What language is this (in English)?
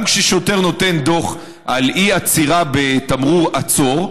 Hebrew